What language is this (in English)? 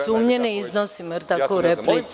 Serbian